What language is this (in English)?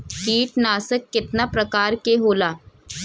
Bhojpuri